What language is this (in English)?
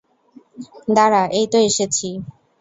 Bangla